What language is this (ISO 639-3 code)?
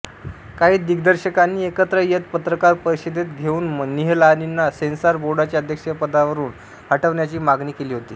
mar